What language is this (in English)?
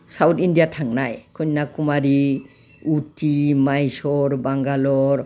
Bodo